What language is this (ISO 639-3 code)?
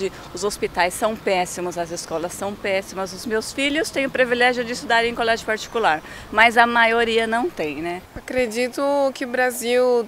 por